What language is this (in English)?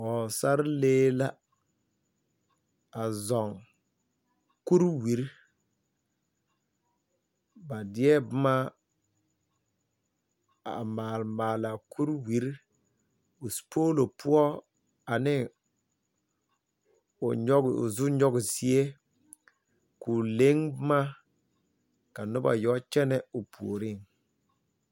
Southern Dagaare